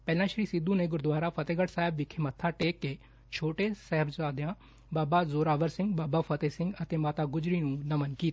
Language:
Punjabi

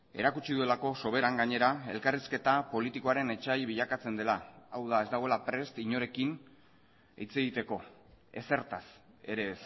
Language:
Basque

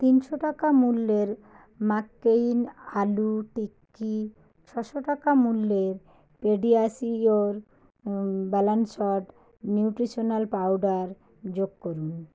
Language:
Bangla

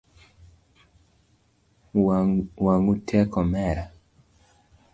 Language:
Luo (Kenya and Tanzania)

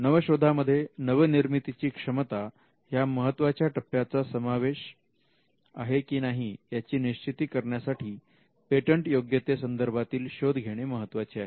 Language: Marathi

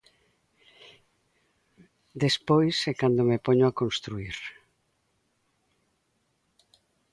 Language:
Galician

